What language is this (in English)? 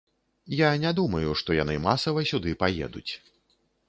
Belarusian